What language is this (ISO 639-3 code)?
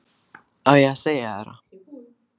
isl